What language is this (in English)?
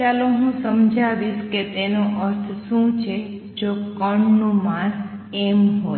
Gujarati